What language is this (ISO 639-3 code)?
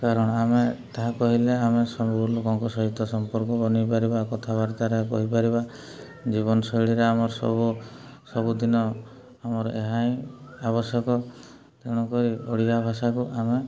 ori